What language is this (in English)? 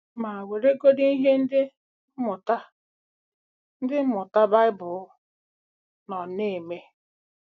Igbo